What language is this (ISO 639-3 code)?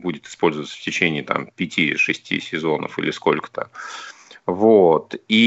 rus